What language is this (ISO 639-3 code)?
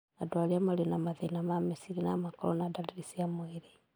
kik